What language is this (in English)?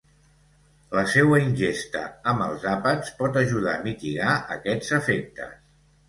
Catalan